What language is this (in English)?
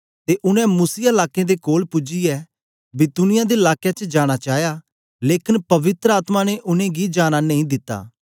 Dogri